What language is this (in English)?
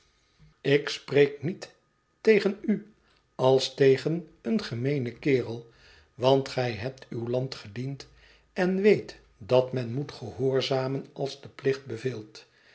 Dutch